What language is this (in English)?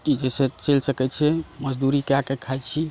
Maithili